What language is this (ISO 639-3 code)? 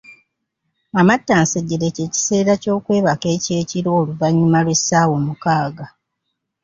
lug